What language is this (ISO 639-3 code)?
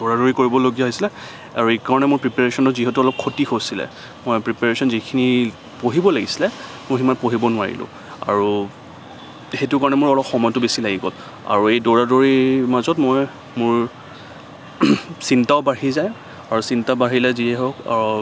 asm